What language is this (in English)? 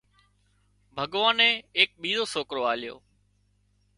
Wadiyara Koli